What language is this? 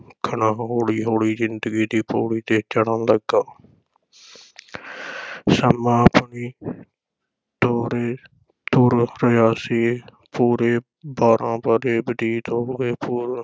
Punjabi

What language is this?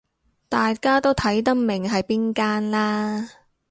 Cantonese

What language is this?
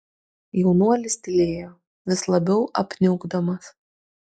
Lithuanian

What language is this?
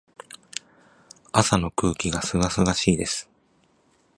Japanese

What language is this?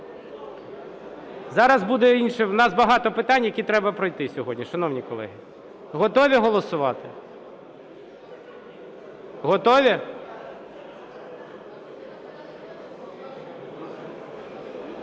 Ukrainian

